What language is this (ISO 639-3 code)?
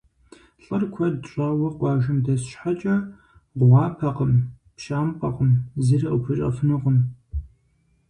kbd